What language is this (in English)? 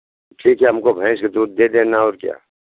Hindi